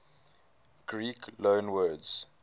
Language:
English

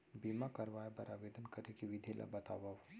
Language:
Chhattisgarhi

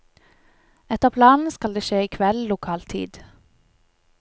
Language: Norwegian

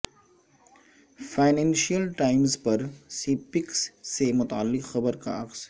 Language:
Urdu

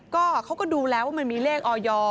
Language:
Thai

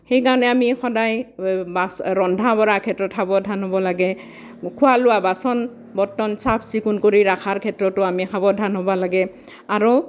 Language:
Assamese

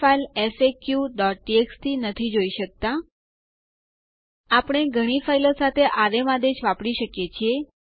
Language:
Gujarati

